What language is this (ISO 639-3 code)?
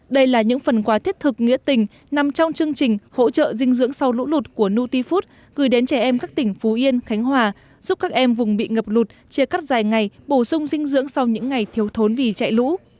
vie